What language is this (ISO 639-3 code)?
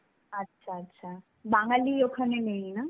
ben